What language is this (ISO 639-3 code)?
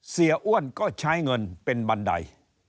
tha